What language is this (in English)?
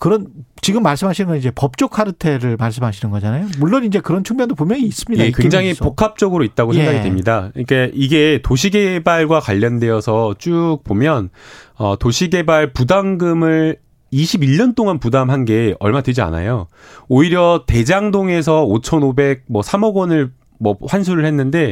Korean